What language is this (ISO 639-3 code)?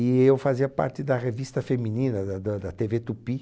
por